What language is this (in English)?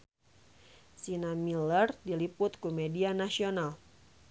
Sundanese